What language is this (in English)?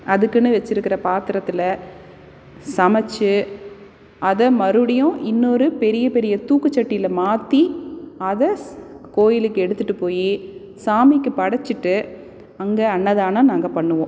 Tamil